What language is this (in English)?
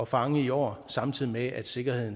Danish